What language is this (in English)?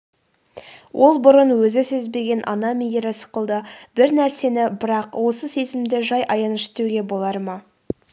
Kazakh